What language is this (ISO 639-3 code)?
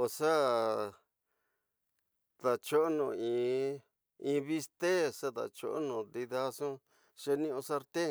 mtx